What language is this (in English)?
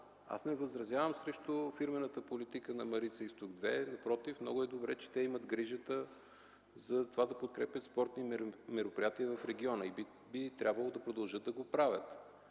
Bulgarian